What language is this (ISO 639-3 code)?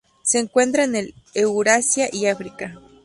spa